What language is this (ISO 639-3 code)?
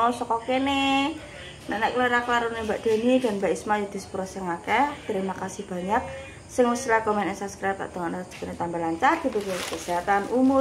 ind